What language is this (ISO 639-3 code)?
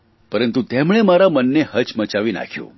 guj